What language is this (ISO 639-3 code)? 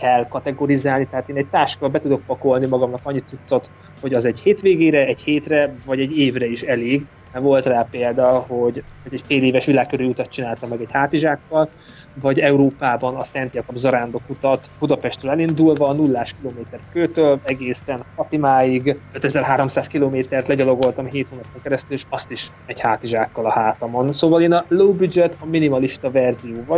hun